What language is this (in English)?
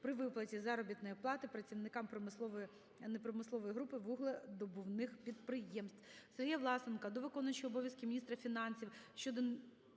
Ukrainian